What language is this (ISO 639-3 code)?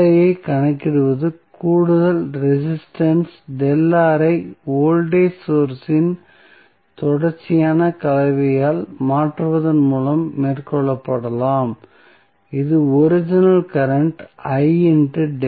tam